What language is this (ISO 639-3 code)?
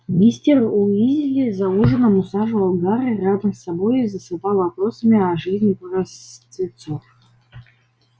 rus